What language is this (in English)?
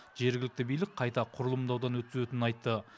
Kazakh